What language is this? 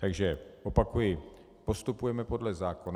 Czech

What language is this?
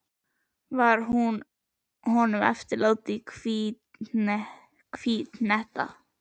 Icelandic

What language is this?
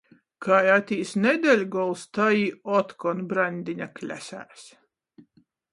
Latgalian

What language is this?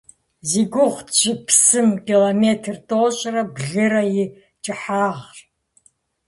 Kabardian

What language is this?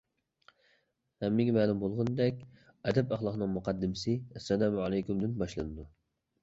Uyghur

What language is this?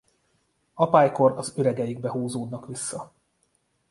Hungarian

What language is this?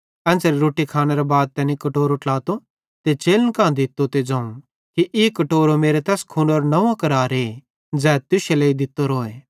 Bhadrawahi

